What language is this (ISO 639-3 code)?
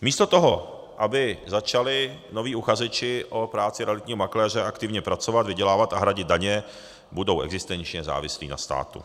ces